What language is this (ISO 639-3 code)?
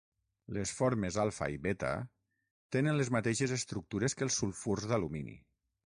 cat